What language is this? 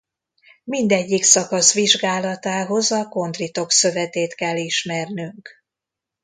Hungarian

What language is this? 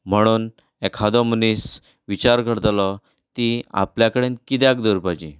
Konkani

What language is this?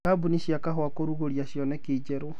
Kikuyu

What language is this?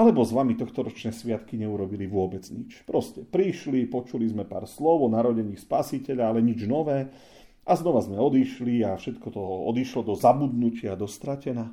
Slovak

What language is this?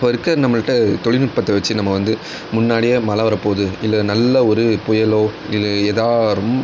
Tamil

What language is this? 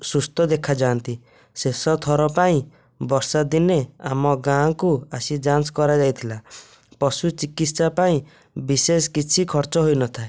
Odia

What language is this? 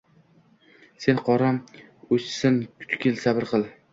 Uzbek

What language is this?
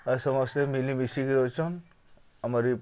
Odia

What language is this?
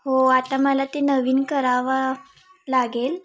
Marathi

